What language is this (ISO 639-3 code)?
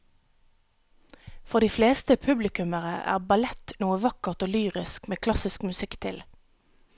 nor